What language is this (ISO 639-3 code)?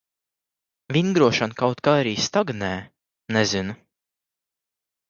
lav